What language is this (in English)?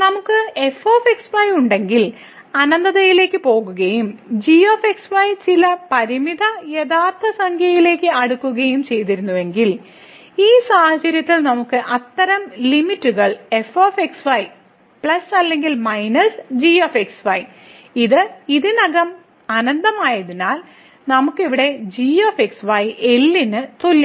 Malayalam